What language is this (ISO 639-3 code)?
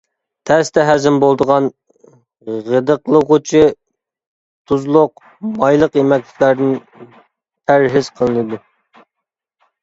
uig